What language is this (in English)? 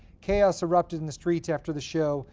English